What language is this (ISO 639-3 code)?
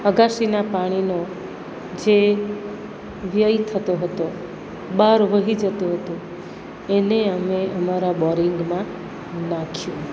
guj